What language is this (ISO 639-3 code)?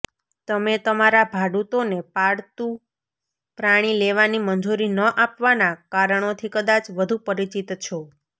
guj